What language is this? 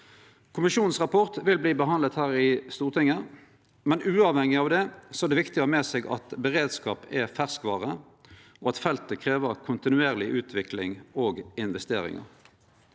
Norwegian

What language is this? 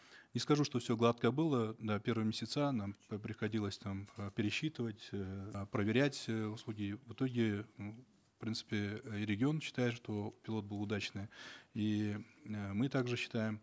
Kazakh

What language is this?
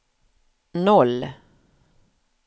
Swedish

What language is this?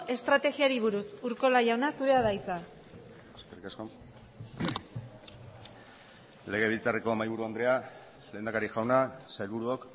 Basque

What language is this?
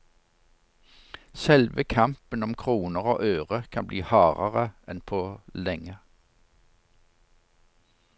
Norwegian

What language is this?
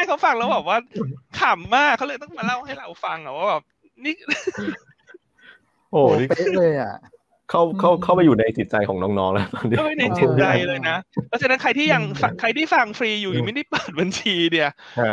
Thai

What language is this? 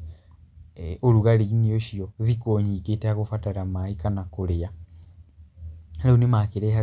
Kikuyu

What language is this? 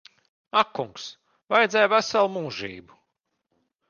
Latvian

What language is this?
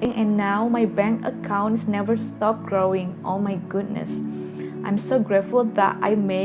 Indonesian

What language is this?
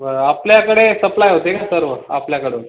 Marathi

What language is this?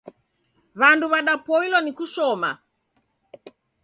Taita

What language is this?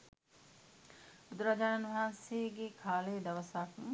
Sinhala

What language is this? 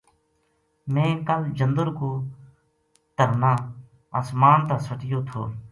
Gujari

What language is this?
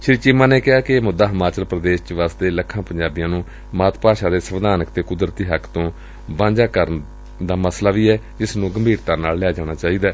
Punjabi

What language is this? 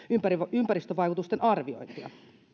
Finnish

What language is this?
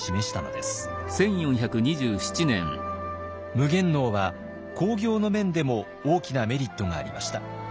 Japanese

